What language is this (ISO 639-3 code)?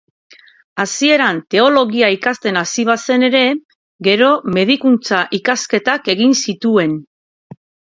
eus